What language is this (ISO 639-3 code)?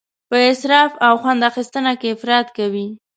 pus